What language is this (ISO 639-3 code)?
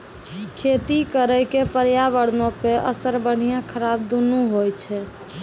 mai